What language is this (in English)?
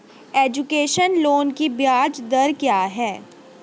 Hindi